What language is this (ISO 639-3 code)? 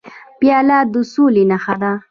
pus